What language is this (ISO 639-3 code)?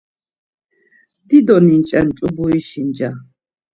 lzz